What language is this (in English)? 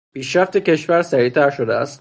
Persian